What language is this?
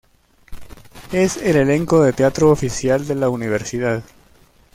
Spanish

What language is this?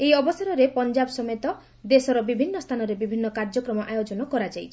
Odia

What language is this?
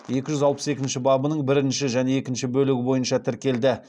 Kazakh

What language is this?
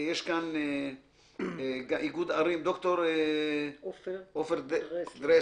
Hebrew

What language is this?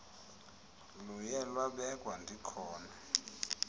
Xhosa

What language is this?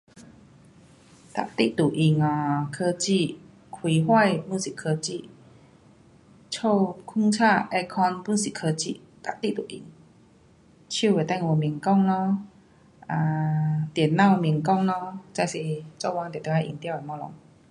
Pu-Xian Chinese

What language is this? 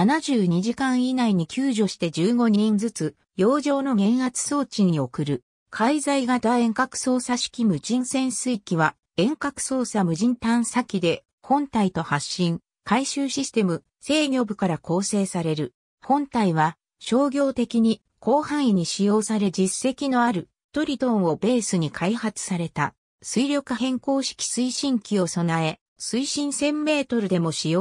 Japanese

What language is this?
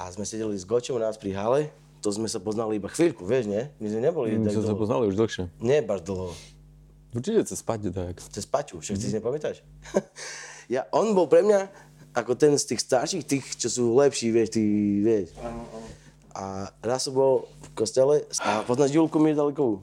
Slovak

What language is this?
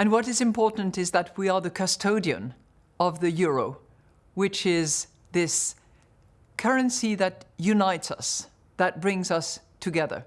English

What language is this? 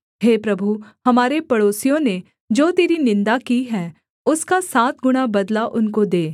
Hindi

